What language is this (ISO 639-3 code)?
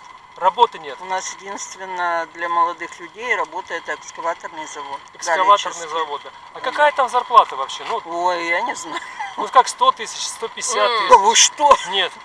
rus